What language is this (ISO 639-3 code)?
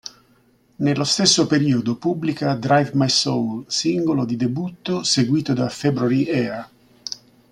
ita